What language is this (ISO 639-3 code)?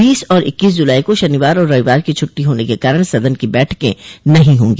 hin